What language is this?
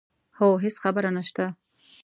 Pashto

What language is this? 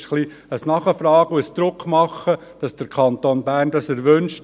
Swiss German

